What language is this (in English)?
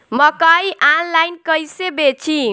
Bhojpuri